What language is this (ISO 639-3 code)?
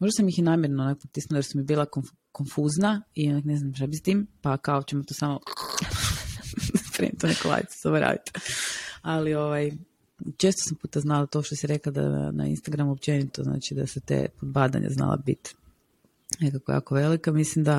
hrv